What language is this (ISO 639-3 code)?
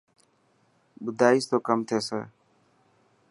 mki